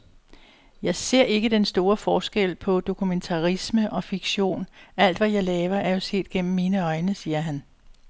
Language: Danish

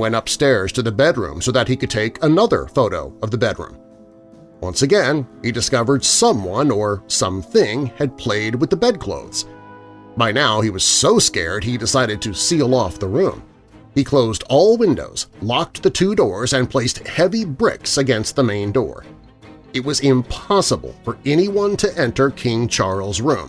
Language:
English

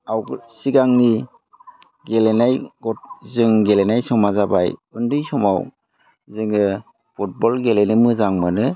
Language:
Bodo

